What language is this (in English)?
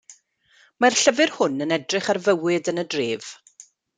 Welsh